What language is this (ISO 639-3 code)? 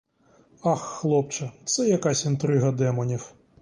ukr